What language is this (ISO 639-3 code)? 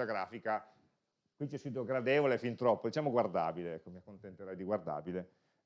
ita